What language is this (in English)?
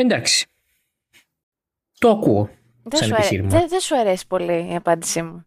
Greek